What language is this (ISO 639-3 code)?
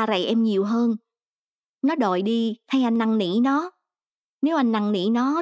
vie